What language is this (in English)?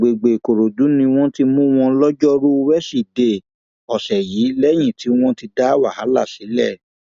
Yoruba